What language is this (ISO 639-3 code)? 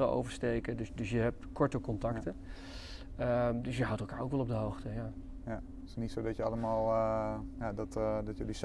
nld